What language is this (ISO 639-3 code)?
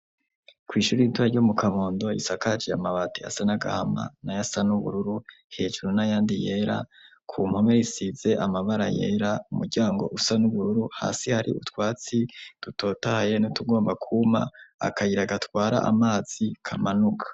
run